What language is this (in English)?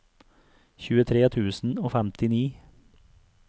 Norwegian